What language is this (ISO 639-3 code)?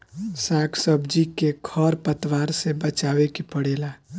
bho